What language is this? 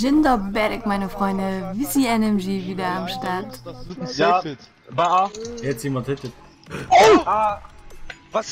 German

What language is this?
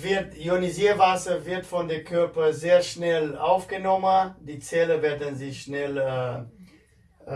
German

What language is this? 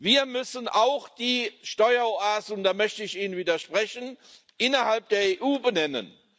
German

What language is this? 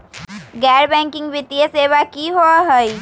Magahi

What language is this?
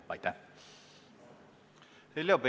Estonian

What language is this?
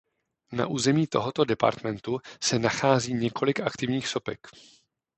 Czech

